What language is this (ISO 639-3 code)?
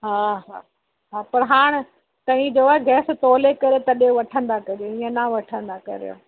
snd